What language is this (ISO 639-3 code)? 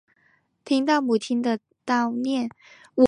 zho